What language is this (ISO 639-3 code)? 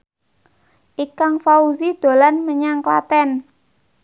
jav